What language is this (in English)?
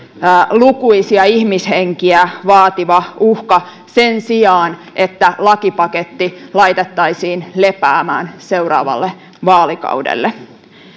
Finnish